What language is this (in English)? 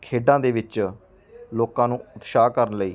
Punjabi